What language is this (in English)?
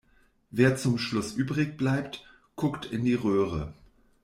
German